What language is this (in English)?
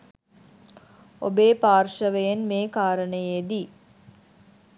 Sinhala